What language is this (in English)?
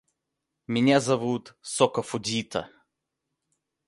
Russian